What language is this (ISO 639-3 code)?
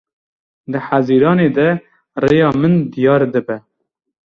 kur